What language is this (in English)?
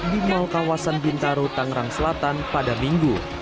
Indonesian